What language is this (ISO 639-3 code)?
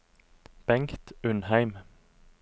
nor